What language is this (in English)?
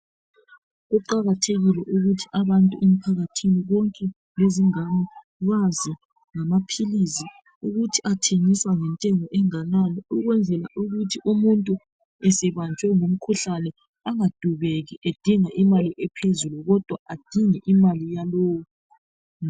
North Ndebele